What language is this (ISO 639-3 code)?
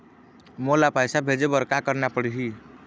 hne